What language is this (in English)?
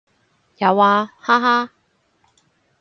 Cantonese